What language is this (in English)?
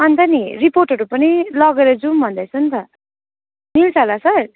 Nepali